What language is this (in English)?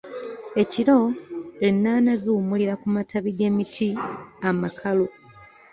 Ganda